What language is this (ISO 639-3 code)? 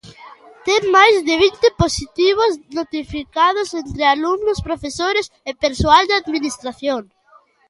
glg